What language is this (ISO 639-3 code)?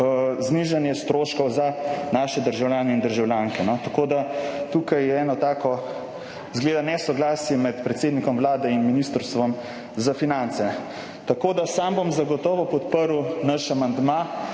slv